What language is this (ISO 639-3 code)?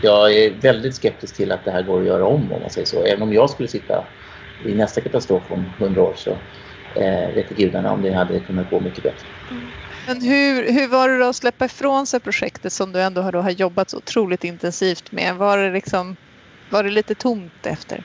swe